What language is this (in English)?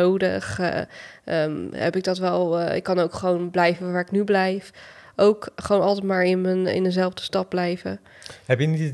Dutch